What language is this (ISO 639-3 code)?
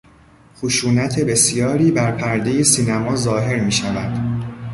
fas